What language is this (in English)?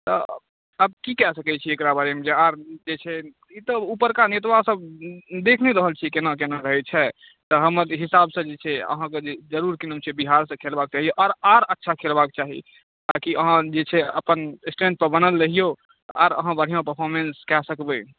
Maithili